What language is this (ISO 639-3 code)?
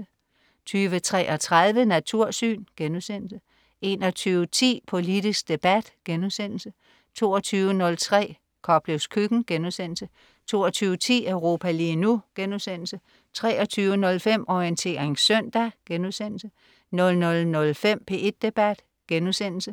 dan